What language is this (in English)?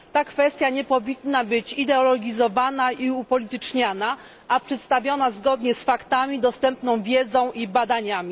Polish